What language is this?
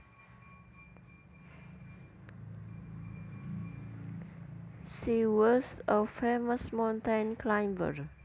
Javanese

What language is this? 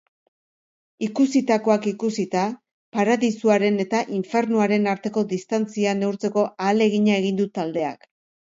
Basque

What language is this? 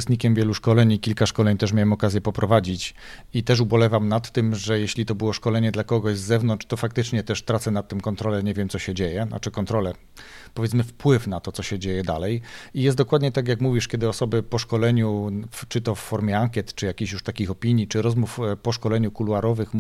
Polish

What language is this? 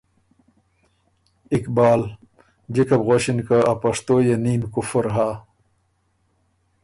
Ormuri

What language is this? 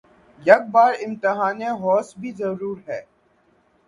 Urdu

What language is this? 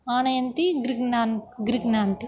Sanskrit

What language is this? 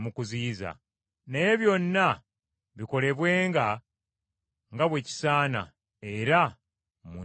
Ganda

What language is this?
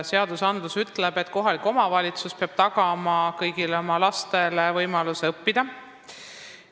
Estonian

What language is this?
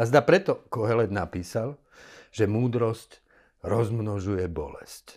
Slovak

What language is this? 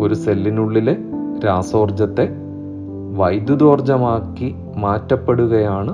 Malayalam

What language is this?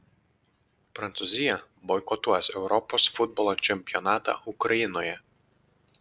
Lithuanian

